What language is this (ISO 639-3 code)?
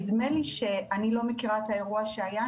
heb